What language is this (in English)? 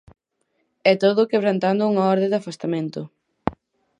Galician